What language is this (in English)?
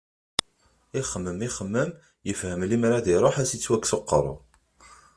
Kabyle